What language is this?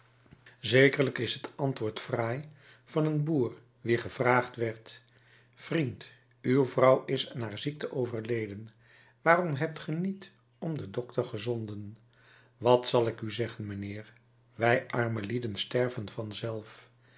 Dutch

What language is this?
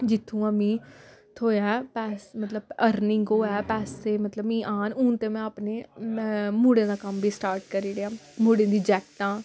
Dogri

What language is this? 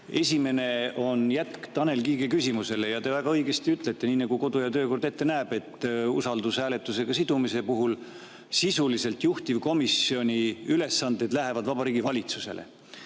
Estonian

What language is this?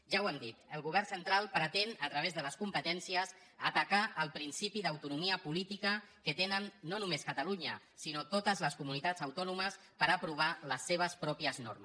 Catalan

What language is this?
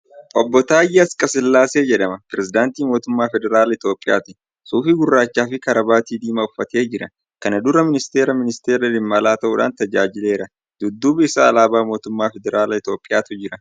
Oromo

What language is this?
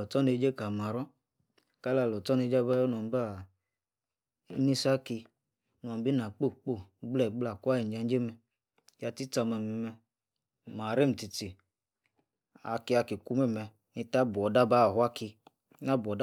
Yace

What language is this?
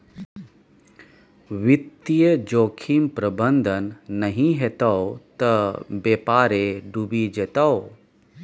Maithili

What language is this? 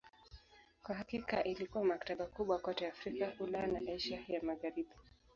Swahili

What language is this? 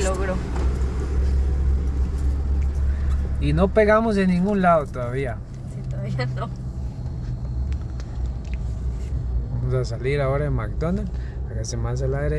Spanish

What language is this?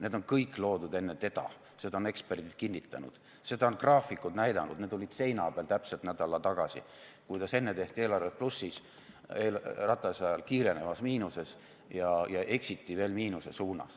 Estonian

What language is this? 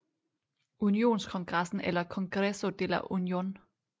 Danish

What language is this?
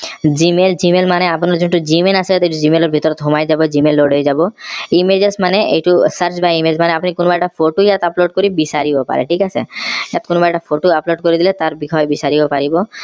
Assamese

